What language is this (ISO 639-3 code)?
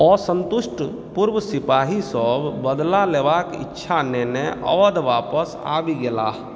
mai